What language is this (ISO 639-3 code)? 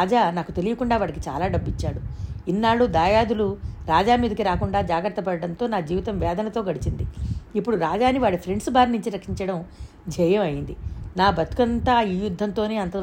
tel